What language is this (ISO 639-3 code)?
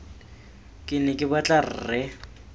tsn